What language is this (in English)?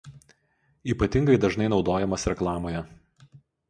Lithuanian